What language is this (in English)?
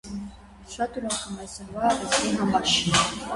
Armenian